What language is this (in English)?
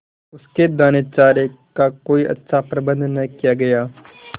Hindi